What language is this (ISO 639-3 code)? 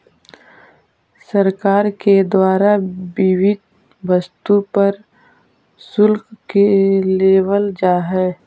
mag